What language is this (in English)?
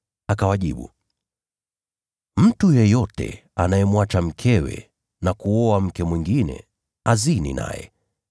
Swahili